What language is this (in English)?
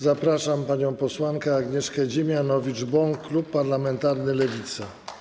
Polish